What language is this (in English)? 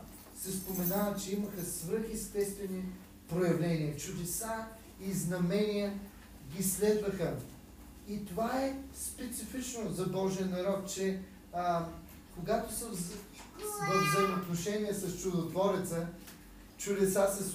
Bulgarian